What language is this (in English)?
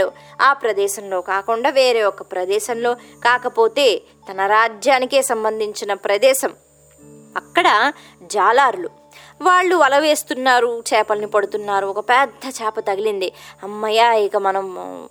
Telugu